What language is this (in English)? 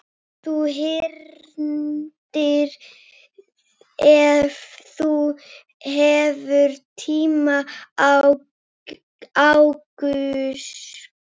Icelandic